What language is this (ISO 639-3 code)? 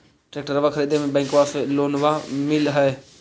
mag